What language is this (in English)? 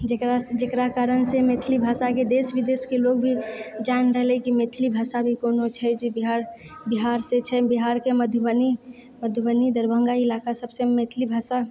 Maithili